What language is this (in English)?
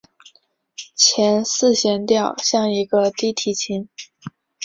Chinese